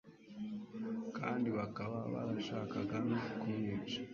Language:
Kinyarwanda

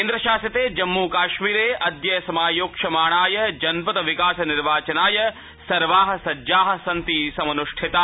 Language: Sanskrit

